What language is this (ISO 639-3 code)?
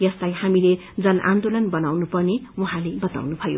nep